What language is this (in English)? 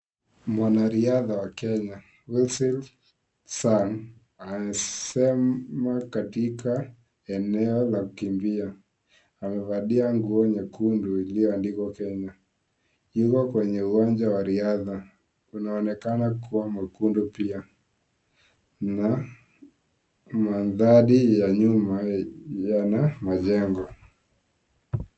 Swahili